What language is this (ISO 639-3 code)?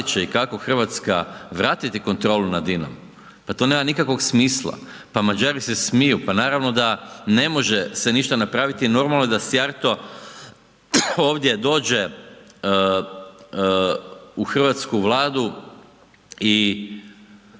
hrv